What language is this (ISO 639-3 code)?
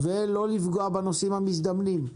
heb